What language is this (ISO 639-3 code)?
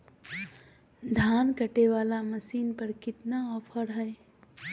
mag